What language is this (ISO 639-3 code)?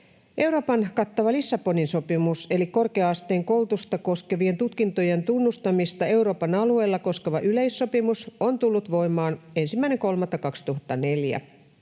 fin